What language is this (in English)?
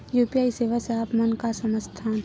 Chhattisgarhi